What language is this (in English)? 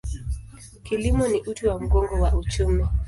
Swahili